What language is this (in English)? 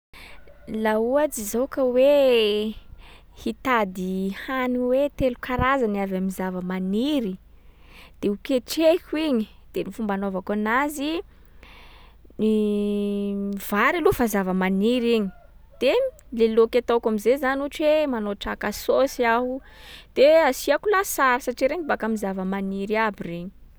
Sakalava Malagasy